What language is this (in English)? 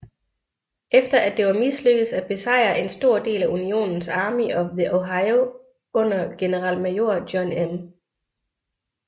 Danish